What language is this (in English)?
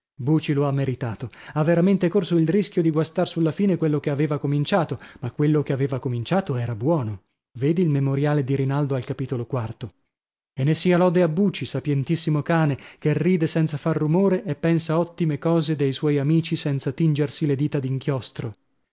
Italian